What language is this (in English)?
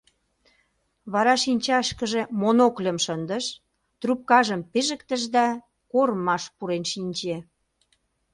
Mari